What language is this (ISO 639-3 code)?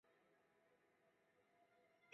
zho